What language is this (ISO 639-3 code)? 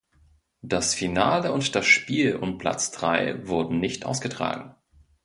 deu